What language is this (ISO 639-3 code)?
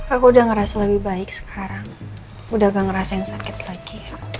ind